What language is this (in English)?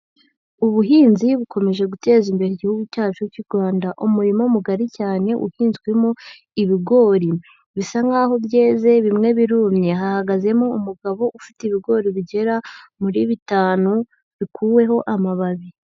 Kinyarwanda